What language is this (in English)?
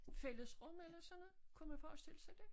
Danish